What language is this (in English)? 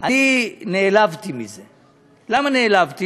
Hebrew